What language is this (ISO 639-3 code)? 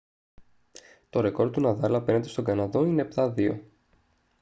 ell